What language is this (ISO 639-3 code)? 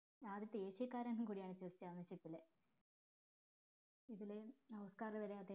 mal